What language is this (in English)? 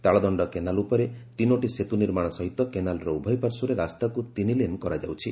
Odia